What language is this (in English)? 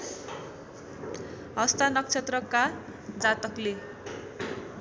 Nepali